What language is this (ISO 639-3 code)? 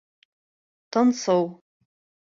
bak